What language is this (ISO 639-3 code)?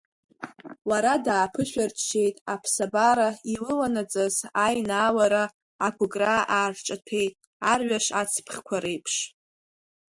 abk